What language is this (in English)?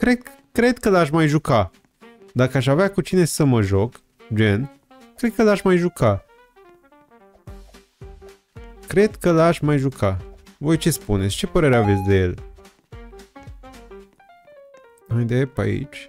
Romanian